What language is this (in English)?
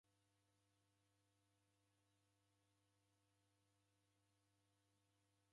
Taita